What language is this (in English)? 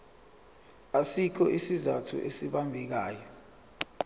Zulu